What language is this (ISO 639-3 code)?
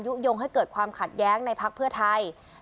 tha